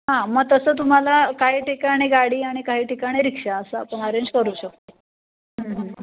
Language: Marathi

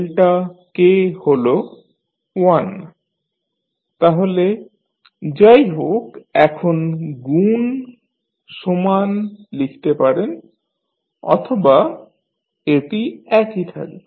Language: Bangla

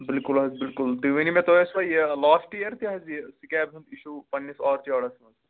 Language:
Kashmiri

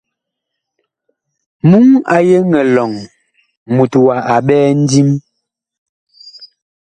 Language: Bakoko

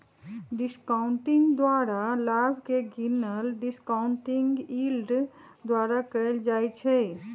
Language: Magahi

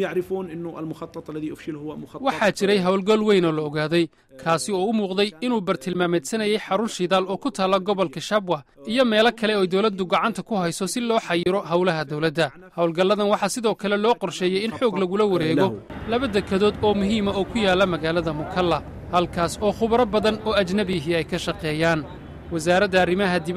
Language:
Arabic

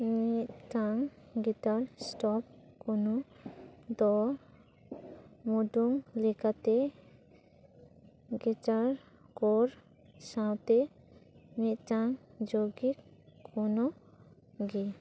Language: Santali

